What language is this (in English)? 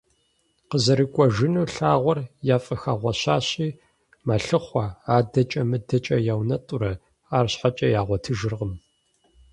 Kabardian